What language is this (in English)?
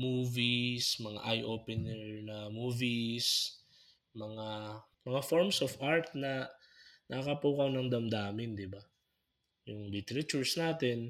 Filipino